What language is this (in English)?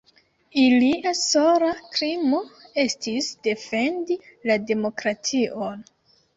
Esperanto